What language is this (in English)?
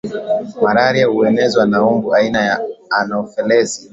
Swahili